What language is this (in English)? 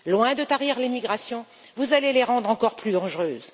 French